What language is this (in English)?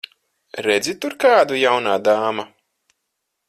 Latvian